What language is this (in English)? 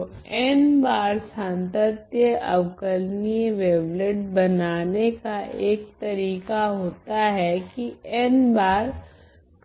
Hindi